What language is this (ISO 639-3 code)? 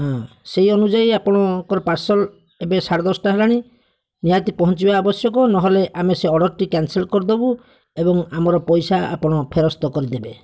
ori